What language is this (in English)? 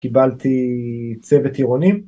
Hebrew